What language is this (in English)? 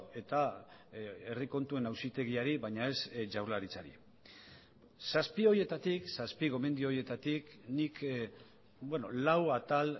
Basque